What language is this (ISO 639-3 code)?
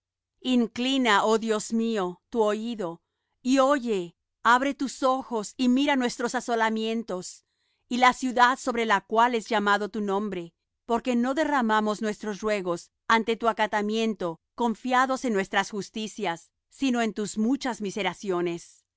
spa